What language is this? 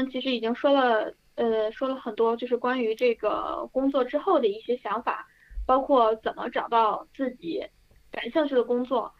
Chinese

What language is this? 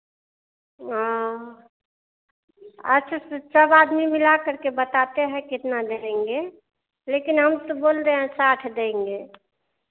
Hindi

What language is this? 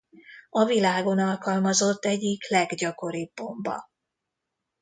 Hungarian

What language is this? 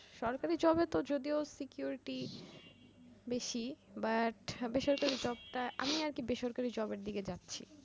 Bangla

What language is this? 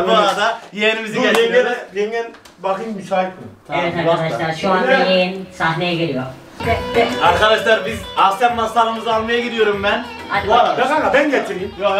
Turkish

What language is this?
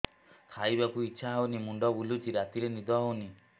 Odia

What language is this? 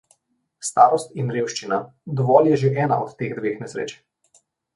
Slovenian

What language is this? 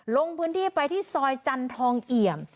Thai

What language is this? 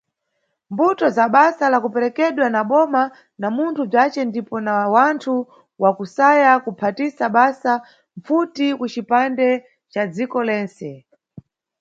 Nyungwe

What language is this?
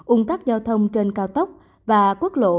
Vietnamese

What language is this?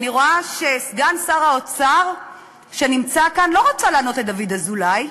Hebrew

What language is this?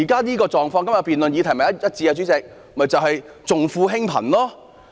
Cantonese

